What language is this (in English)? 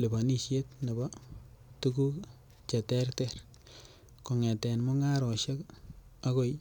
Kalenjin